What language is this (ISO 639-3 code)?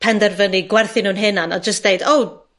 cym